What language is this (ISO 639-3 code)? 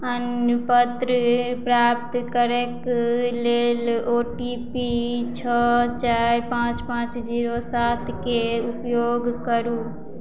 mai